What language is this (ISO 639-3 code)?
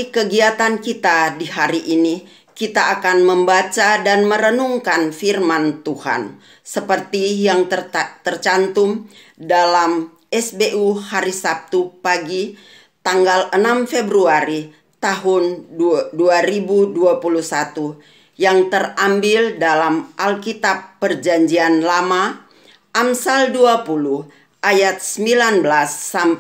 ind